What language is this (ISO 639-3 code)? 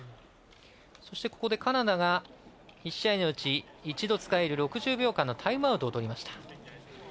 jpn